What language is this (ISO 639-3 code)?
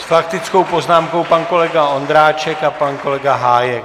ces